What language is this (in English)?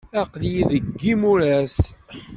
Kabyle